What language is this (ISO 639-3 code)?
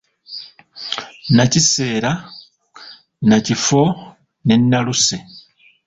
lug